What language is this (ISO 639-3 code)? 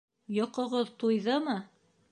bak